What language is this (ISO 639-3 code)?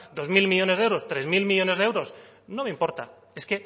spa